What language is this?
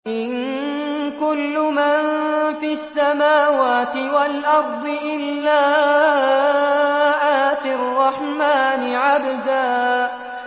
Arabic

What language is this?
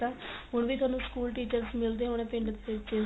Punjabi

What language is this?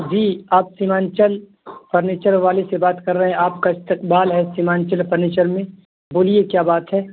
Urdu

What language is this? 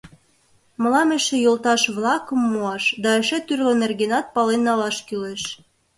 Mari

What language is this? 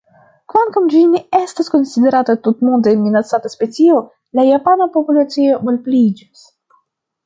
Esperanto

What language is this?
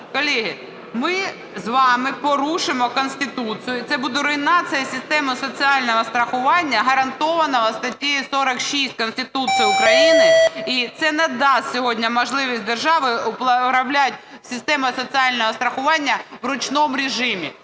Ukrainian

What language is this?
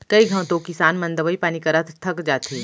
Chhattisgarhi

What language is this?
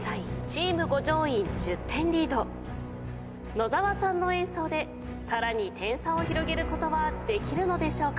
Japanese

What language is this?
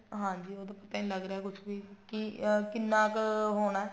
Punjabi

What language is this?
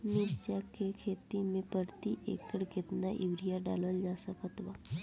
Bhojpuri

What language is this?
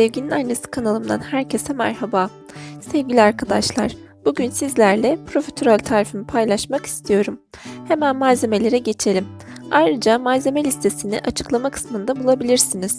Turkish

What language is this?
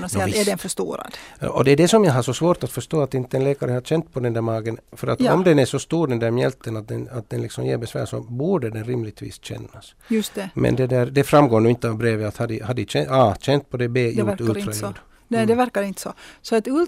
Swedish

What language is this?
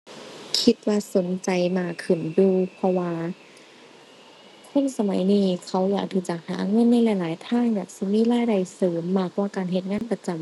Thai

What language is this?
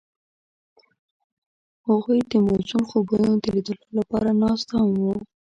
Pashto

